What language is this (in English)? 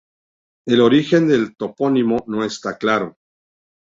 Spanish